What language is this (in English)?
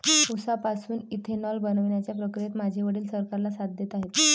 Marathi